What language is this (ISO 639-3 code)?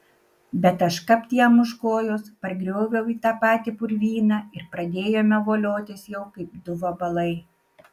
lit